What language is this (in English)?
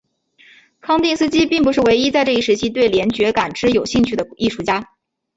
Chinese